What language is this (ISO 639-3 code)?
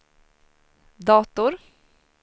swe